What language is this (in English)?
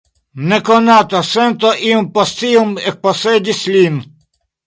Esperanto